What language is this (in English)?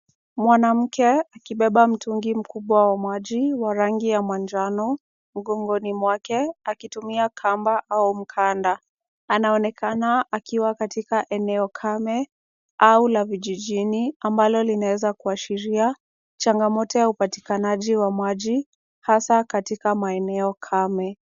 Swahili